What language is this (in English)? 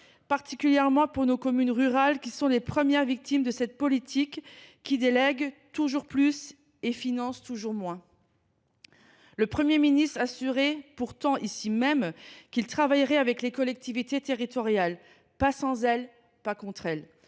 French